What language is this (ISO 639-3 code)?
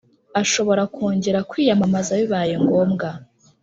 kin